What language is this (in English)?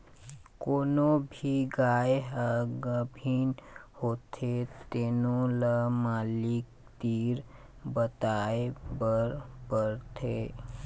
Chhattisgarhi